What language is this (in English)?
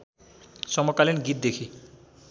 Nepali